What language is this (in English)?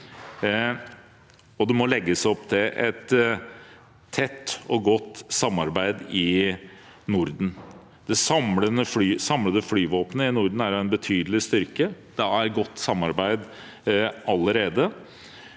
Norwegian